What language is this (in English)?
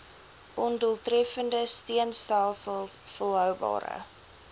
Afrikaans